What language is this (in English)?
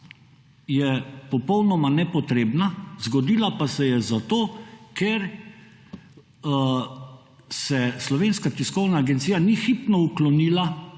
Slovenian